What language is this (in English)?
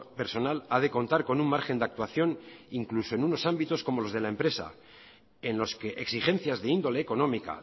Spanish